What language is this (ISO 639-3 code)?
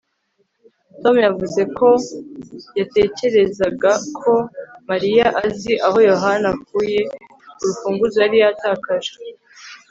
kin